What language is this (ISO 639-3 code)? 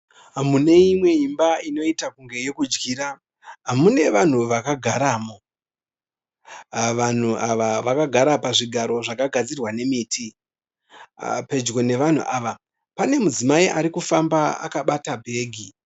sna